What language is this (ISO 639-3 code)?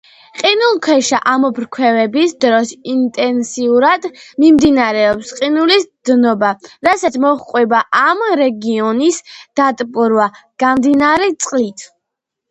kat